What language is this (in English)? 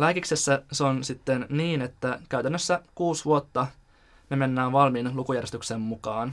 Finnish